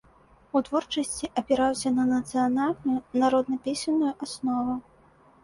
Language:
Belarusian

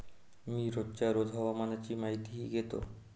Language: Marathi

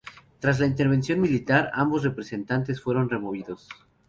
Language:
Spanish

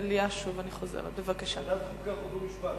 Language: Hebrew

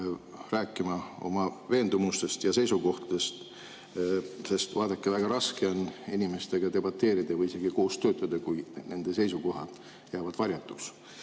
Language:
Estonian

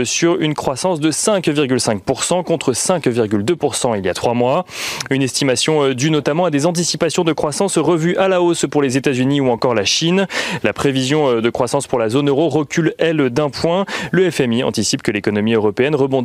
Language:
French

